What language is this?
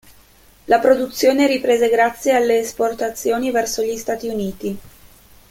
Italian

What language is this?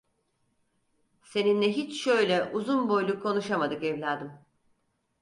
Turkish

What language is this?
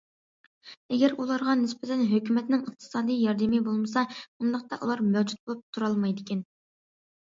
Uyghur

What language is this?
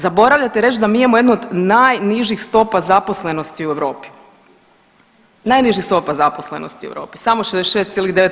Croatian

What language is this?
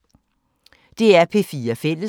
Danish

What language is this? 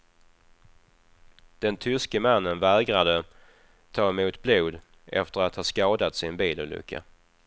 Swedish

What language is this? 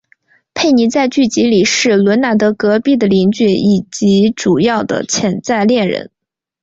Chinese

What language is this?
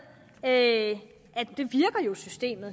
Danish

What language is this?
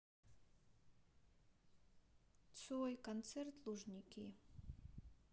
Russian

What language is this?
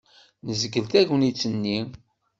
Kabyle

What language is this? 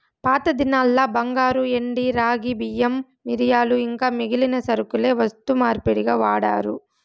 Telugu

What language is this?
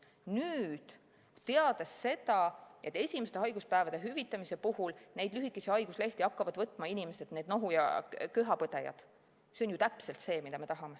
Estonian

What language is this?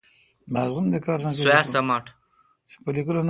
Kalkoti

